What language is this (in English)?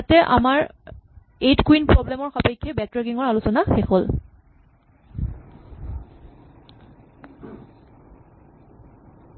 Assamese